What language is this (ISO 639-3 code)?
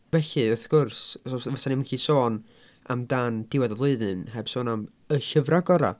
cym